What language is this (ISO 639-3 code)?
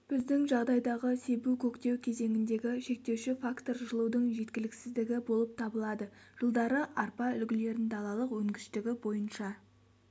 kaz